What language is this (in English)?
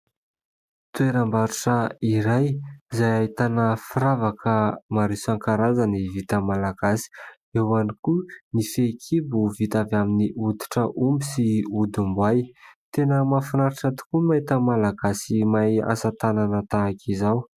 Malagasy